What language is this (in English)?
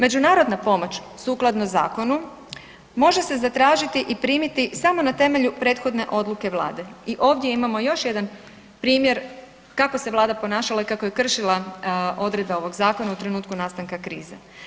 Croatian